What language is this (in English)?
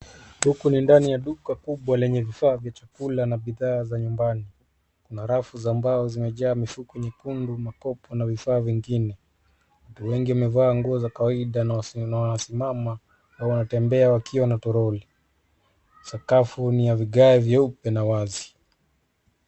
Swahili